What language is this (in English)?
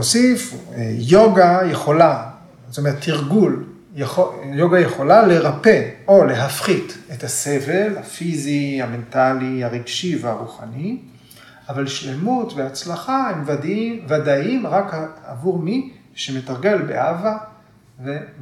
Hebrew